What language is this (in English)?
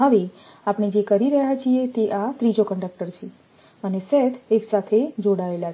Gujarati